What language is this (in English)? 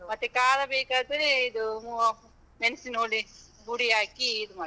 Kannada